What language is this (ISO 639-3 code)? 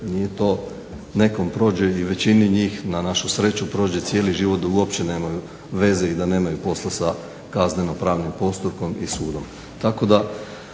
hrv